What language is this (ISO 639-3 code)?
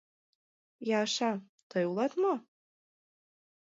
chm